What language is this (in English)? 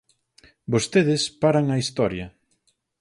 Galician